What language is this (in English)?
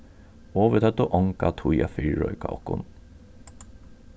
Faroese